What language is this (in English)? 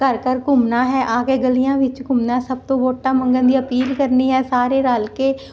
Punjabi